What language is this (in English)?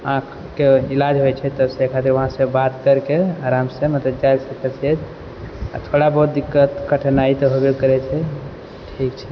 Maithili